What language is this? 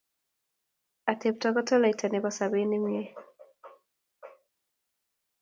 Kalenjin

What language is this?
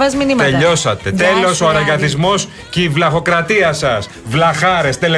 Greek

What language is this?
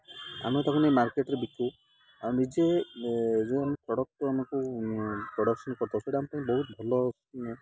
Odia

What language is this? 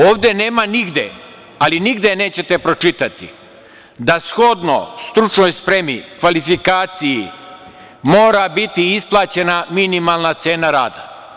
Serbian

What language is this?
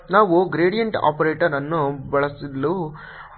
Kannada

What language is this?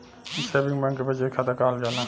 Bhojpuri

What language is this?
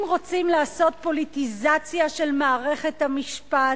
Hebrew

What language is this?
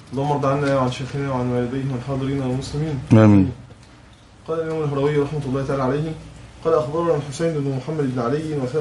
Arabic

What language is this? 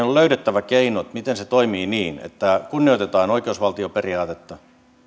Finnish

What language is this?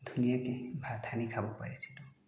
Assamese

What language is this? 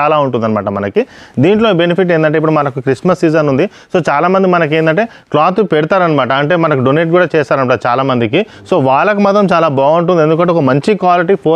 Telugu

